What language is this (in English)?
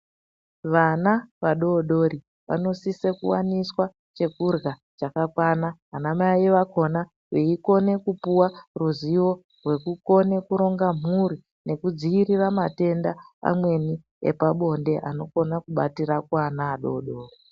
Ndau